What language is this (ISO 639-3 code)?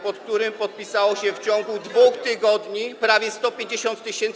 pol